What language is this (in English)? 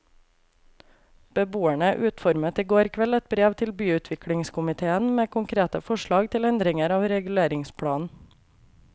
Norwegian